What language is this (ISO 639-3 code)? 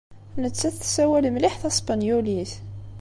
kab